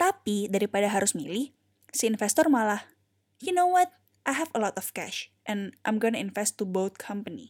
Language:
Indonesian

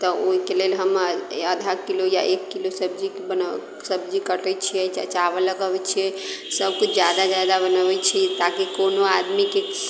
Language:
Maithili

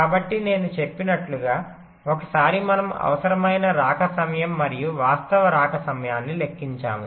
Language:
Telugu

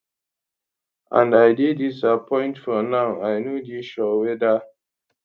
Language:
Nigerian Pidgin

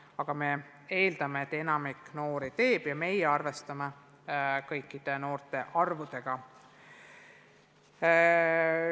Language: Estonian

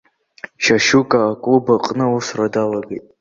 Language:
Abkhazian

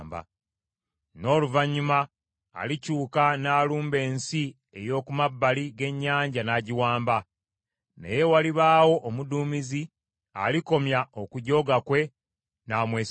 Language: Ganda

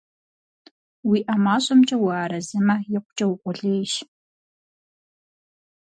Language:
Kabardian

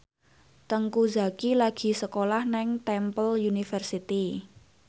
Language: Javanese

